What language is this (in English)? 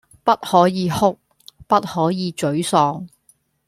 Cantonese